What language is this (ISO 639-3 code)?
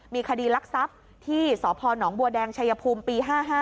tha